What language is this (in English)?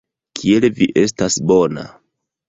Esperanto